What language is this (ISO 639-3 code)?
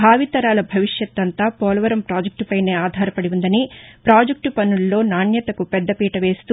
tel